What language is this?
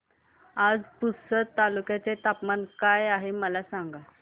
Marathi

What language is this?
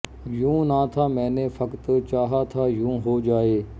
Punjabi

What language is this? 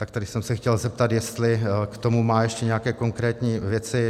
Czech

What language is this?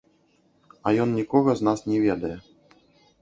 Belarusian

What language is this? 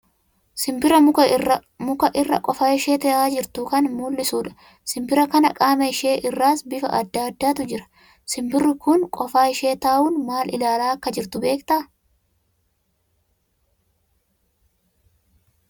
Oromo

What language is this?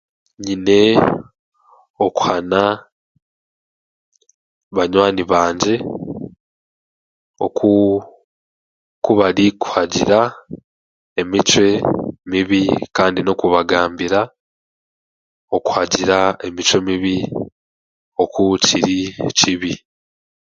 Chiga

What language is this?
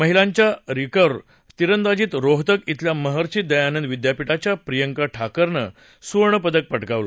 Marathi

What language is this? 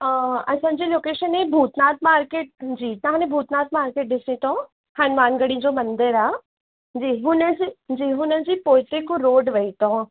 Sindhi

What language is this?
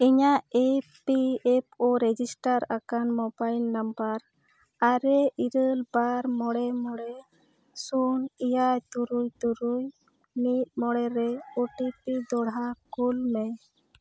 Santali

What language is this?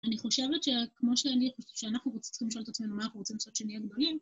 Hebrew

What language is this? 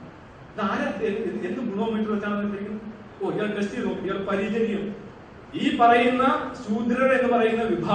Malayalam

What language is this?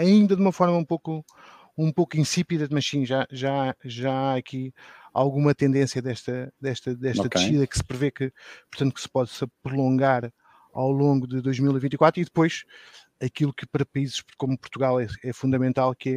Portuguese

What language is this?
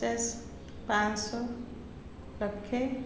Odia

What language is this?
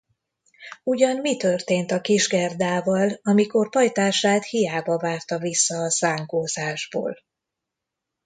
Hungarian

